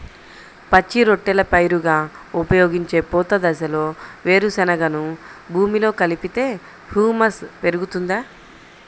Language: Telugu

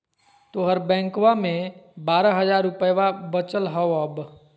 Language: Magahi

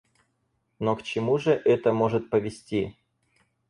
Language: Russian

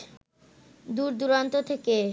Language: Bangla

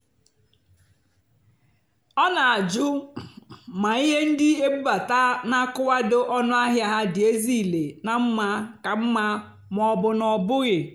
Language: Igbo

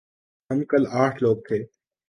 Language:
Urdu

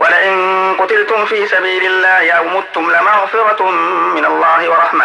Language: Arabic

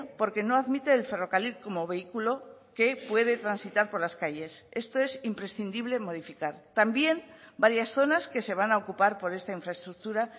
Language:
Spanish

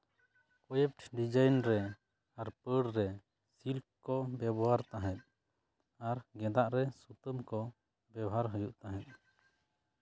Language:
Santali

